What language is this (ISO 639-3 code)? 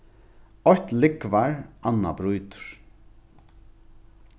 fao